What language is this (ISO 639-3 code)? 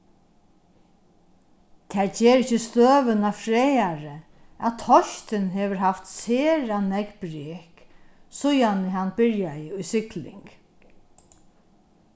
fao